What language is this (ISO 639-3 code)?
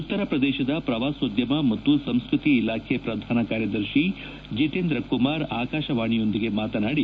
kan